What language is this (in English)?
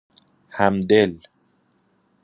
Persian